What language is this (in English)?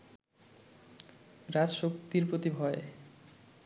Bangla